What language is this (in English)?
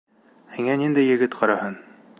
Bashkir